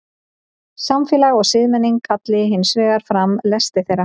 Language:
Icelandic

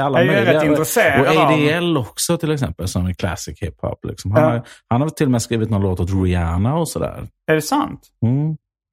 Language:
Swedish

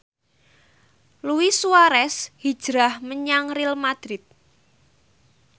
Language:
Javanese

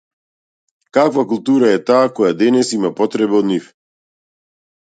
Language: Macedonian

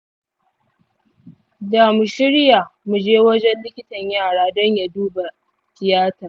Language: Hausa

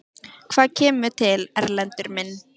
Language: Icelandic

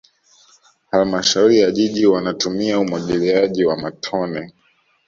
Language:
Swahili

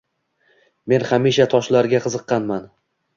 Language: Uzbek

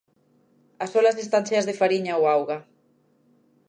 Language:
Galician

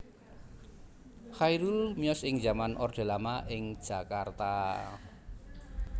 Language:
Javanese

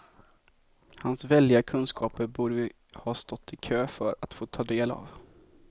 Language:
Swedish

